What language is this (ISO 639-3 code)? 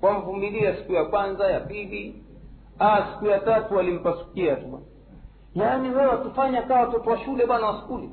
swa